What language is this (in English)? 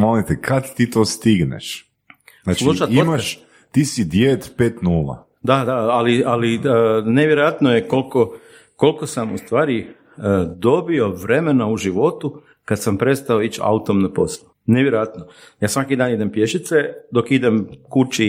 Croatian